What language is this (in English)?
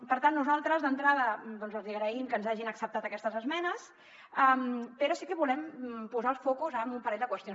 Catalan